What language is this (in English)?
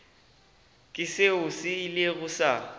Northern Sotho